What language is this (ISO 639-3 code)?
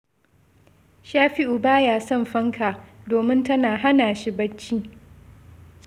hau